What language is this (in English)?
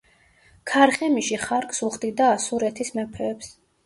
Georgian